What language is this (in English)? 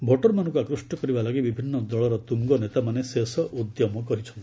Odia